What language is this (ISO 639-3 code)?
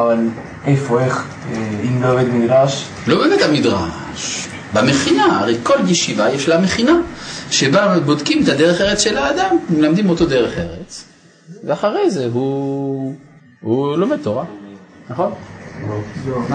heb